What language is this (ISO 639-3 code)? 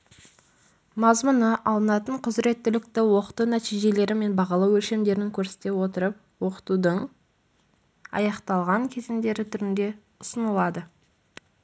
kaz